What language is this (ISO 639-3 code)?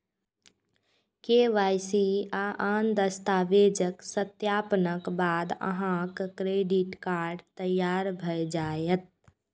mai